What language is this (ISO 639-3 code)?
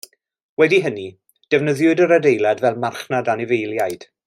cym